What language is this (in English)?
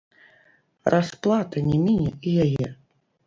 Belarusian